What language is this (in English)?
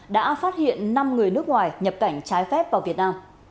Vietnamese